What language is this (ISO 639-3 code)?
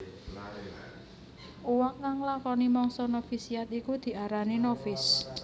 jav